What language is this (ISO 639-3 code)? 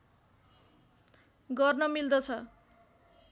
nep